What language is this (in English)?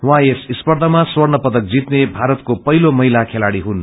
Nepali